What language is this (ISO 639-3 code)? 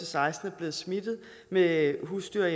dan